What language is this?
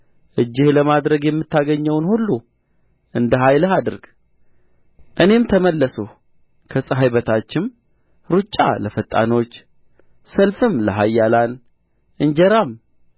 Amharic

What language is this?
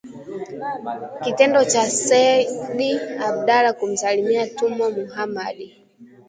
Swahili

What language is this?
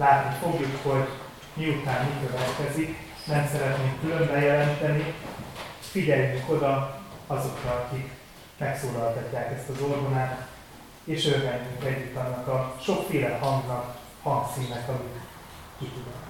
Hungarian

